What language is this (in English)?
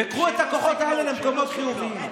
Hebrew